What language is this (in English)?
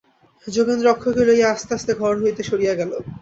Bangla